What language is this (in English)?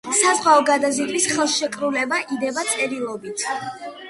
Georgian